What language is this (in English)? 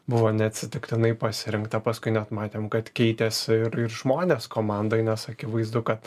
Lithuanian